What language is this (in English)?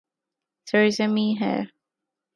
Urdu